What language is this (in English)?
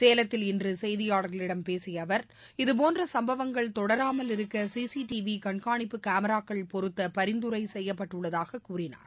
Tamil